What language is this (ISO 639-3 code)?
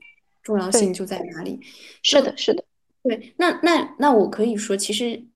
zho